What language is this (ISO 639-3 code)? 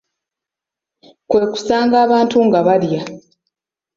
lug